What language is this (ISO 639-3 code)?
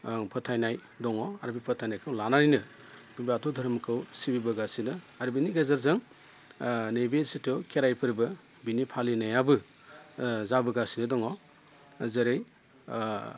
brx